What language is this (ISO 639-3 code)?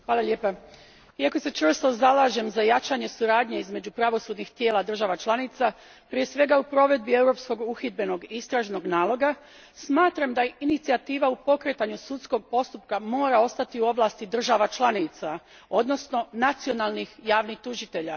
hrv